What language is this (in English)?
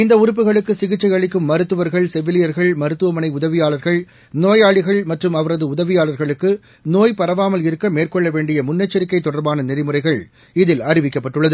Tamil